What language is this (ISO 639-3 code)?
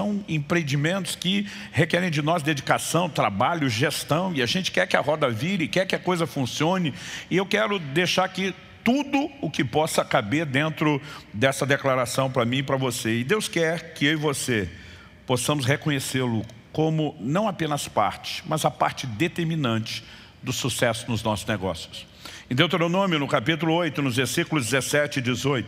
por